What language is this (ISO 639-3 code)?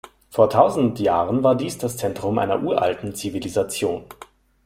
deu